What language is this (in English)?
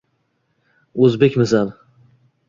Uzbek